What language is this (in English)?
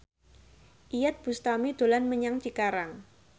Javanese